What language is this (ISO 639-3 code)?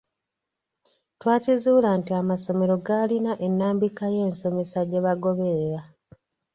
lug